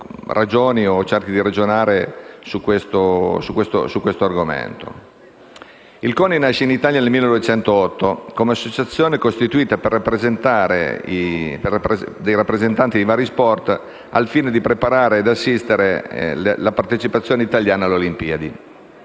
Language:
Italian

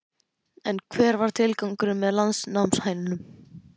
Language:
Icelandic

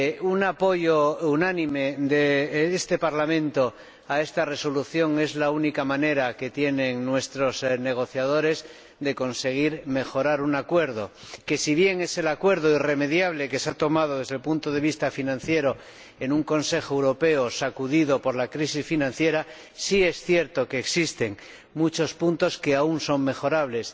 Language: Spanish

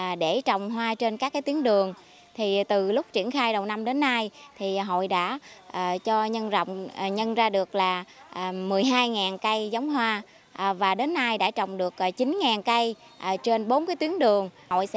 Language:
Vietnamese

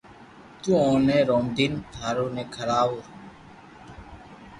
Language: Loarki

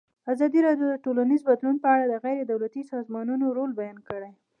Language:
Pashto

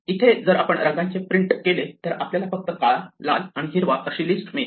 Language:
Marathi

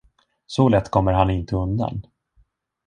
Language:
Swedish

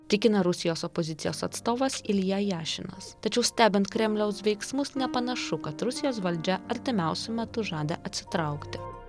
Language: Lithuanian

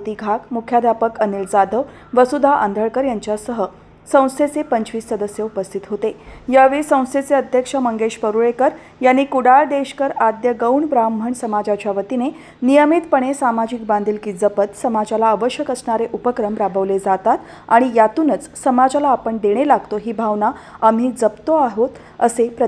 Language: Marathi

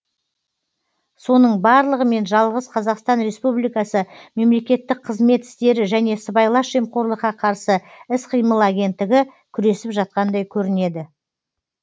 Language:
Kazakh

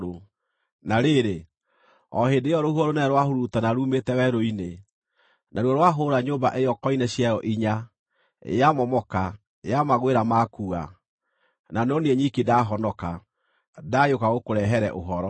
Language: Kikuyu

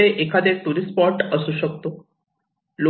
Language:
Marathi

